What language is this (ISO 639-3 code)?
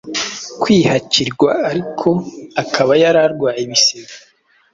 kin